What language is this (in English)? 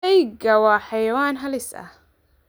Somali